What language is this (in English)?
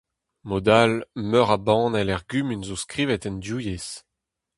Breton